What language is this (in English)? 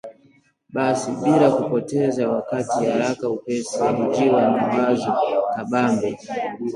Swahili